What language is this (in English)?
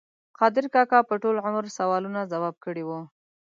Pashto